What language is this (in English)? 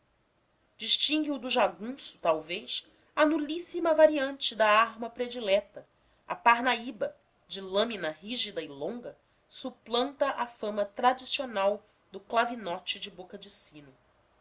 Portuguese